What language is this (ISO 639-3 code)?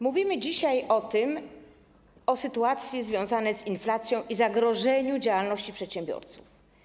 pol